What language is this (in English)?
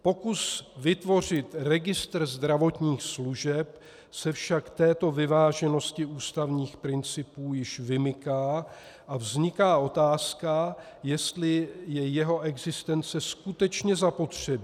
Czech